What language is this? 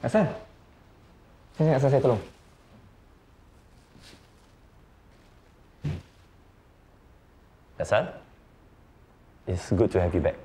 Malay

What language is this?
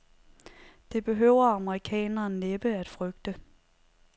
Danish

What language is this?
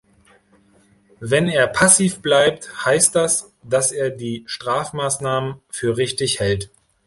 German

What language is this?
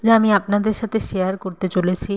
Bangla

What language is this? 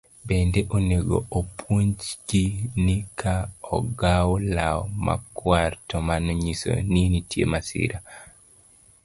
Luo (Kenya and Tanzania)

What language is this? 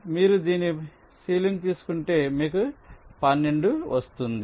Telugu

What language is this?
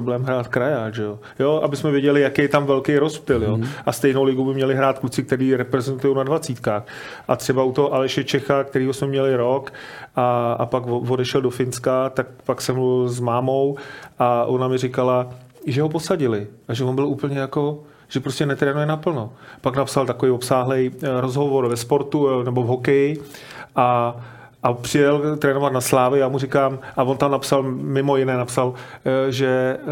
Czech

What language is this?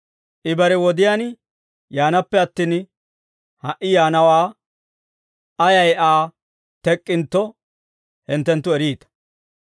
Dawro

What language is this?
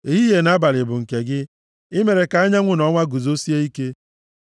Igbo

